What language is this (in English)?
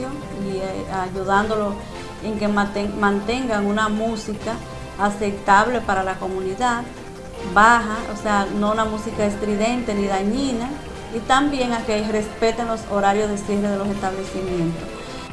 Spanish